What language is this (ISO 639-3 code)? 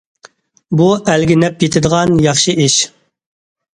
uig